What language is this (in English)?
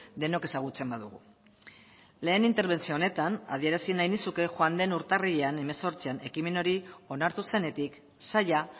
Basque